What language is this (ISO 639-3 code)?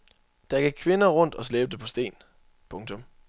dan